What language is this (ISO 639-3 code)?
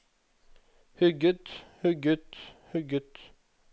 nor